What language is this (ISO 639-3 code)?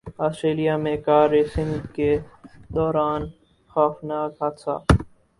urd